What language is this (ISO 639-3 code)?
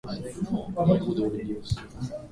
jpn